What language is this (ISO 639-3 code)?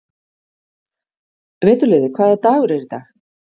isl